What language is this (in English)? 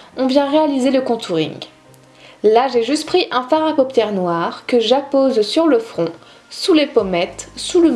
French